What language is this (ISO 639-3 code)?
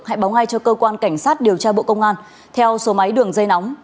vie